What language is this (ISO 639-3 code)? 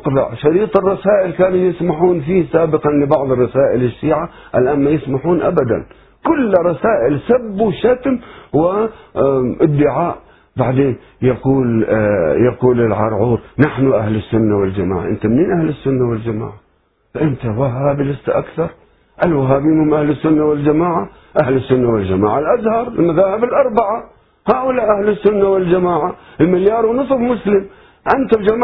ara